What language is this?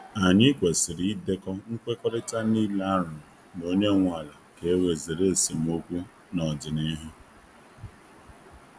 Igbo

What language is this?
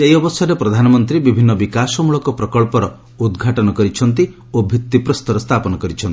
Odia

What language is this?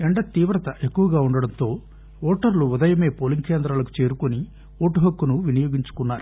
Telugu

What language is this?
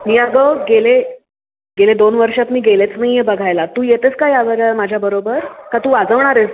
Marathi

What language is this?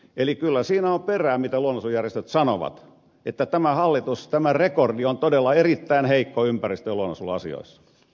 Finnish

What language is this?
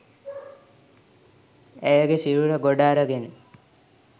Sinhala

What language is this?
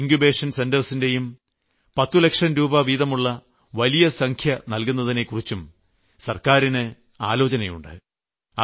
Malayalam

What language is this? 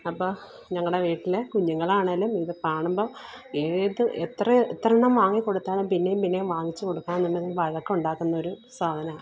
Malayalam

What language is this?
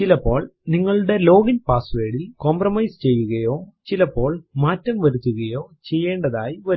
Malayalam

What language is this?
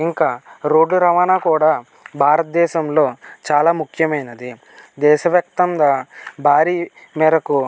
Telugu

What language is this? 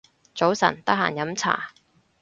Cantonese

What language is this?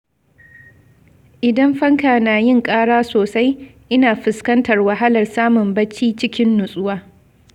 Hausa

